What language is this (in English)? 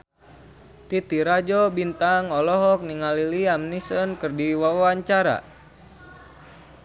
Sundanese